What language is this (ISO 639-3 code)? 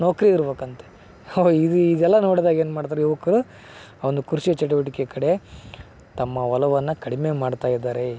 kan